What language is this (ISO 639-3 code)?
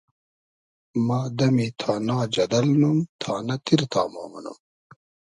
haz